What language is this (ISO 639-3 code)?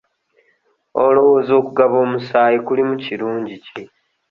lug